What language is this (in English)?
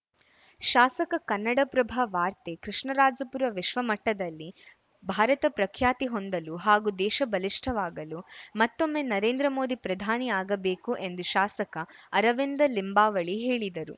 Kannada